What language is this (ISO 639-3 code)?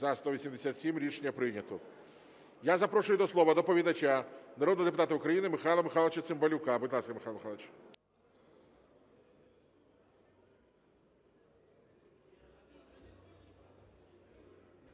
ukr